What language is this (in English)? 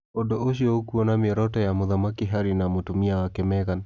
Kikuyu